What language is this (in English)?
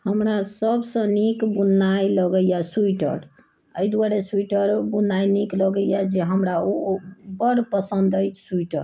Maithili